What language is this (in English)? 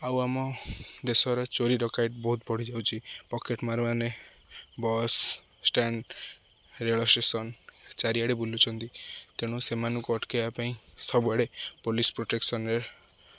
Odia